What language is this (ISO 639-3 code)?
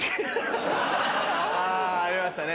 jpn